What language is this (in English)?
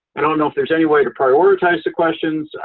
English